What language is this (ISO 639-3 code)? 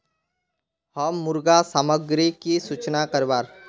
mag